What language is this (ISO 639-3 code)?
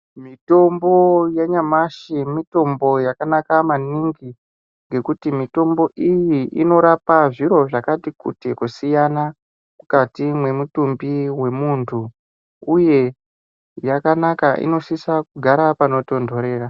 ndc